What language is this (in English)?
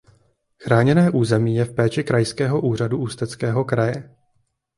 Czech